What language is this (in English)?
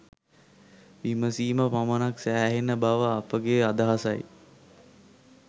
Sinhala